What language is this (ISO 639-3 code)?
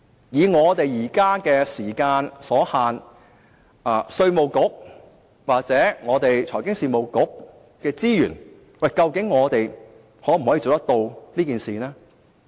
yue